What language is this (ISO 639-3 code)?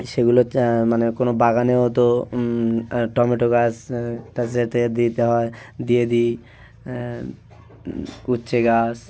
ben